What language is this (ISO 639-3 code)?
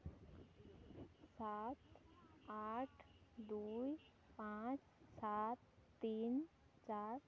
sat